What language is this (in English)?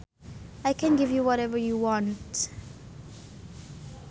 Sundanese